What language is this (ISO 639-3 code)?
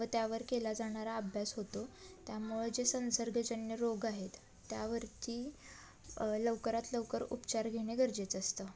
mar